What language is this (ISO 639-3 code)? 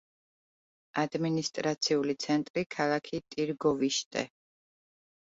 kat